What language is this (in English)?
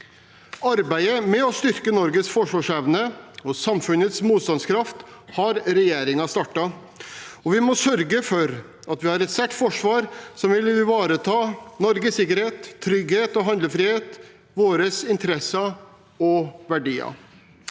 Norwegian